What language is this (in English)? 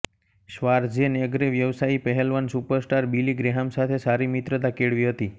Gujarati